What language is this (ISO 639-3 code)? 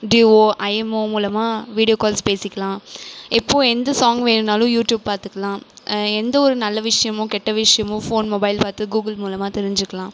tam